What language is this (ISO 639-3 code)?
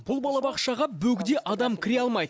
kaz